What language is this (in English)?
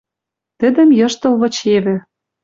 Western Mari